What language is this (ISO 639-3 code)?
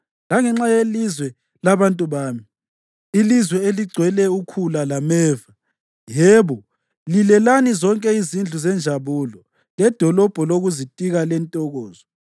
nde